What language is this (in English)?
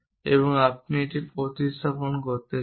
Bangla